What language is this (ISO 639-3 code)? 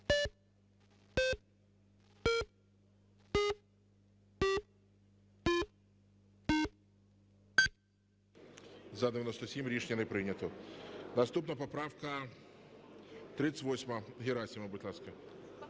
ukr